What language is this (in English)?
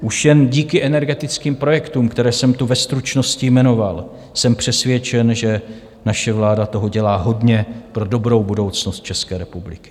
Czech